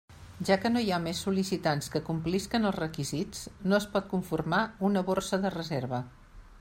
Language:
Catalan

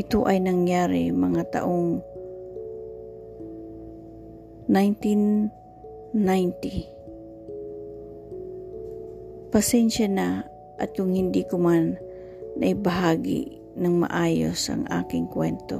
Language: Filipino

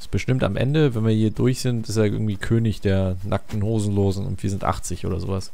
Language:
German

